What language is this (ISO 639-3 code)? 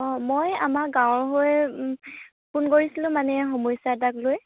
asm